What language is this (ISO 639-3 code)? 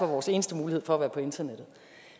dan